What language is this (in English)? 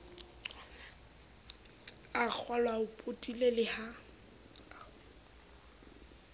Southern Sotho